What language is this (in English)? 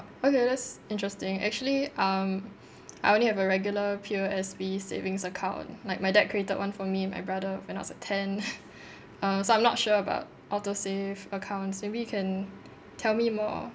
English